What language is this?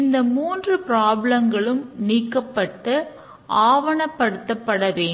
Tamil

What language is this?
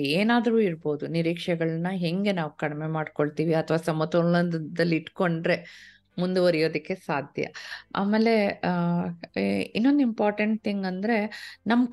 Kannada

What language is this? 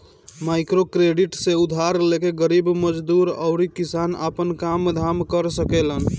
Bhojpuri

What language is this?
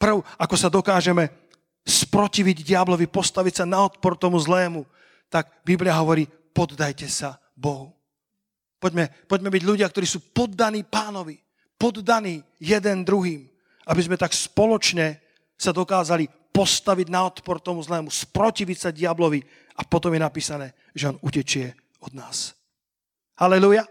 Slovak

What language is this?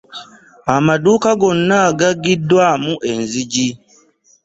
Ganda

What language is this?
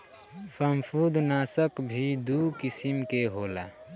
Bhojpuri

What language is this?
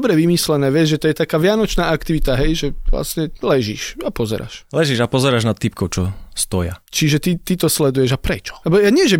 Slovak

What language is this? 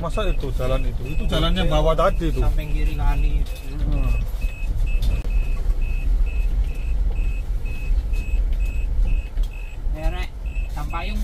Indonesian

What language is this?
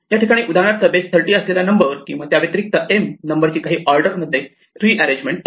Marathi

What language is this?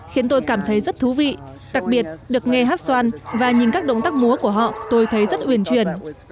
Vietnamese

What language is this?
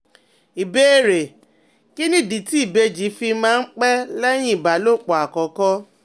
Yoruba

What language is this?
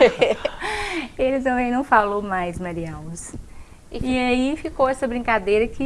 Portuguese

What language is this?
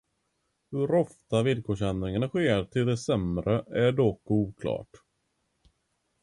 Swedish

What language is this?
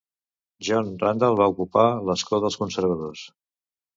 Catalan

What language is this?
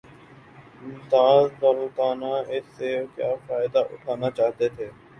Urdu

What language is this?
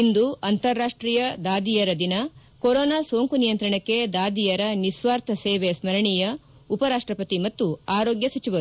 Kannada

